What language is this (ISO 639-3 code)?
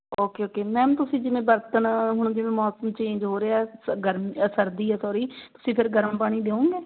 pan